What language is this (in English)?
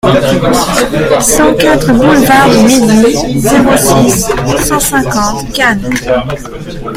French